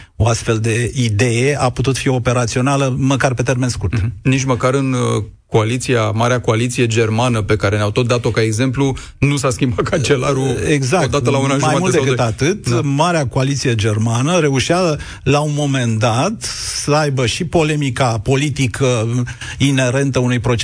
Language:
Romanian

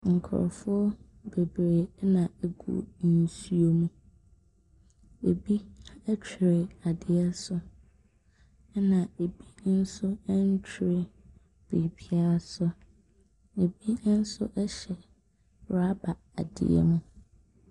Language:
Akan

